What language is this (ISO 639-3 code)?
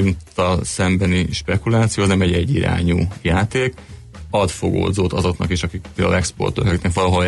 hun